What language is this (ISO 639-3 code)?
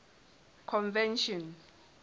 sot